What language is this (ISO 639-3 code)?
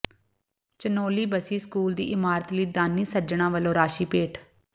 pan